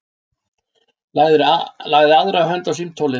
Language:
Icelandic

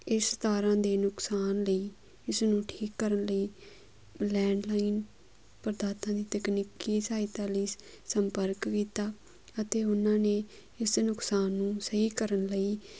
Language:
Punjabi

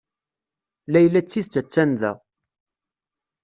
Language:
Kabyle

